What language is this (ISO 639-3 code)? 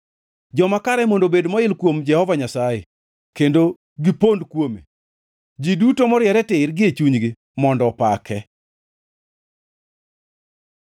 luo